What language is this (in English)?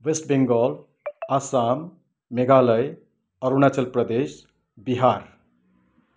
Nepali